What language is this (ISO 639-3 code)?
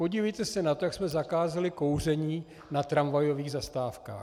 ces